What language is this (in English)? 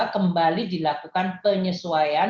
Indonesian